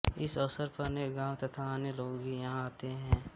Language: Hindi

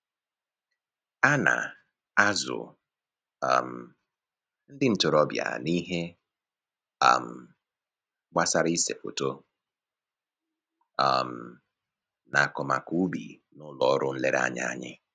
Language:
Igbo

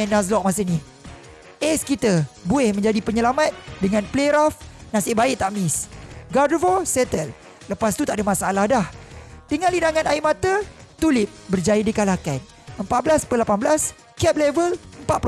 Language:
Malay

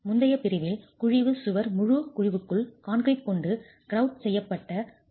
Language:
Tamil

